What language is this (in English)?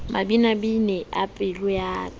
Southern Sotho